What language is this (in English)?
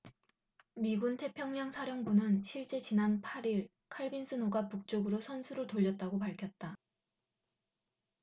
Korean